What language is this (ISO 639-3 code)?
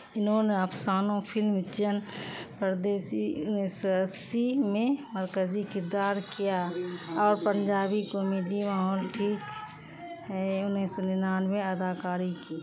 urd